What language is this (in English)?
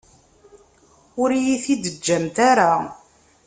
Kabyle